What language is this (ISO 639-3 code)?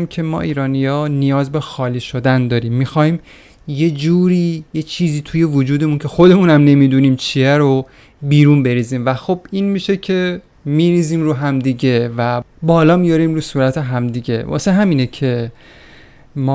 fas